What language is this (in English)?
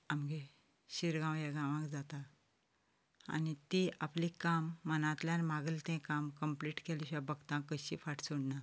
Konkani